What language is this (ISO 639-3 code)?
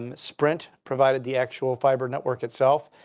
eng